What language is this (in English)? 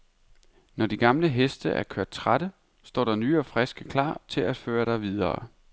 Danish